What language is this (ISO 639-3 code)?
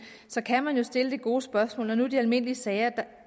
dan